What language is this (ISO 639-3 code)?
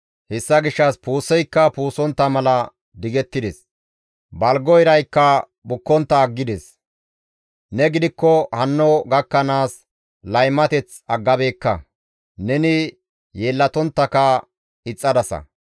gmv